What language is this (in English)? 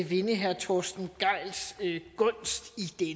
Danish